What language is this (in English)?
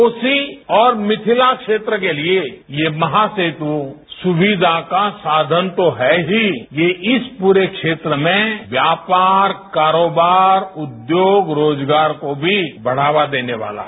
Hindi